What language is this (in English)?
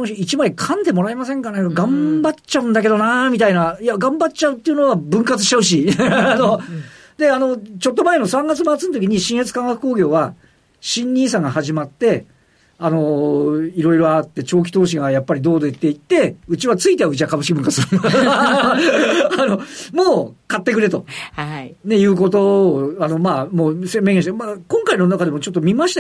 Japanese